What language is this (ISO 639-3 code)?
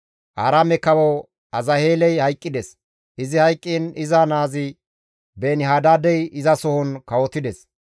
gmv